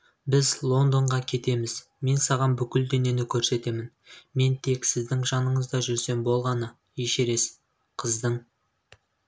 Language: Kazakh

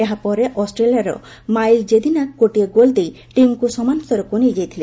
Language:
Odia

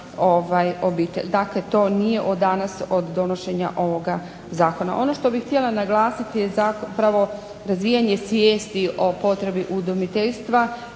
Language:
Croatian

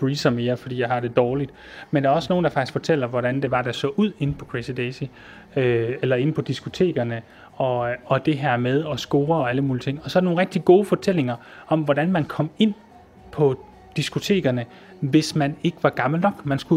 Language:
Danish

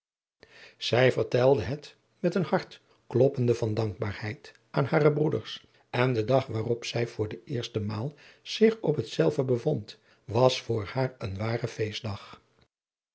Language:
Dutch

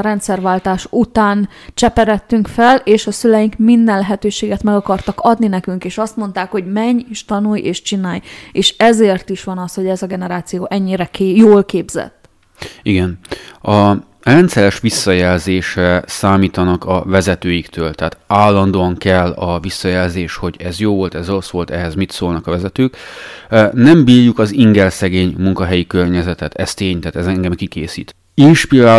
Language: Hungarian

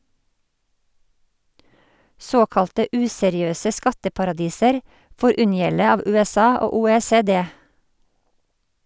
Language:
Norwegian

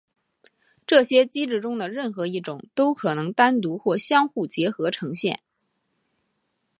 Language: Chinese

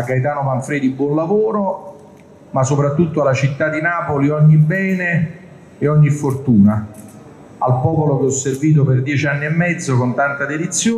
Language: Italian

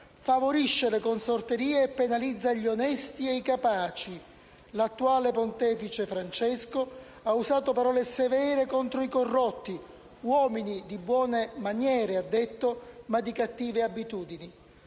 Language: Italian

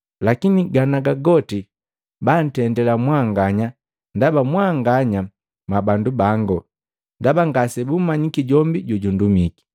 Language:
Matengo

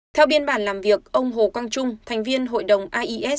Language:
Vietnamese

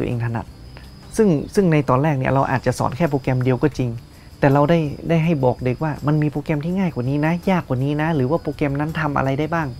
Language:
Thai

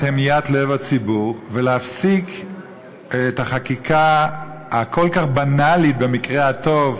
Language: Hebrew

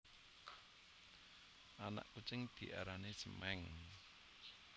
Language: Javanese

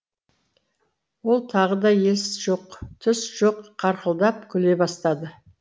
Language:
Kazakh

